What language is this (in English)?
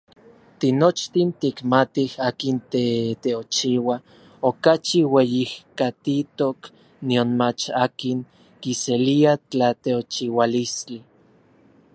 Orizaba Nahuatl